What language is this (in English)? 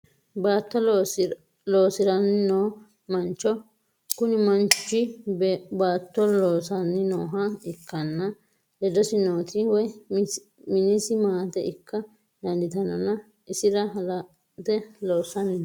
Sidamo